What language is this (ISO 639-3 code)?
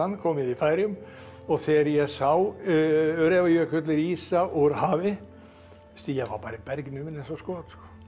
isl